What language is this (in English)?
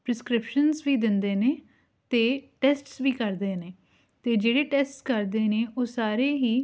Punjabi